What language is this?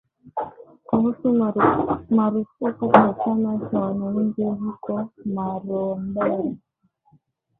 Swahili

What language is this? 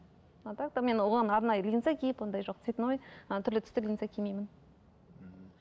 Kazakh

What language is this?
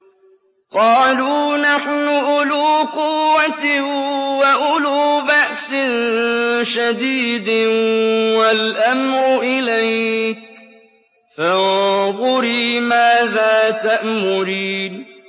Arabic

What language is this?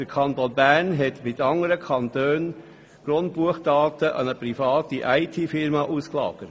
Swiss German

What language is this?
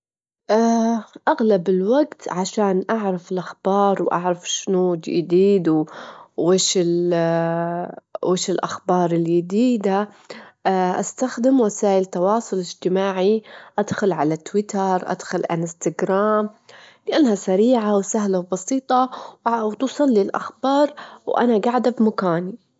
Gulf Arabic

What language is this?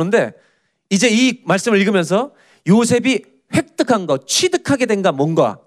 Korean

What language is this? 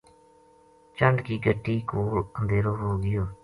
Gujari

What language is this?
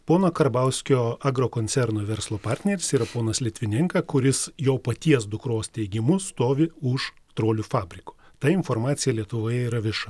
Lithuanian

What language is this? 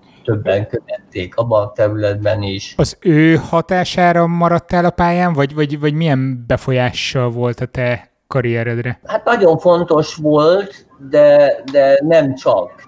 Hungarian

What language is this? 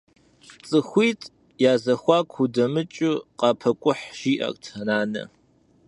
Kabardian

